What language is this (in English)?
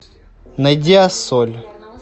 Russian